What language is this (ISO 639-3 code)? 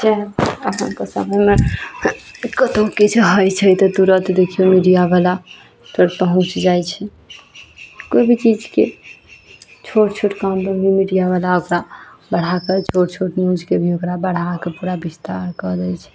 mai